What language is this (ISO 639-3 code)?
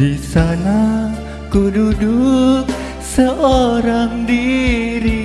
ind